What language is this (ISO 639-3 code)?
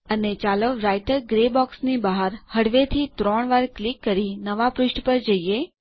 guj